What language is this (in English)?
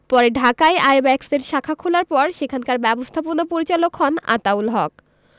Bangla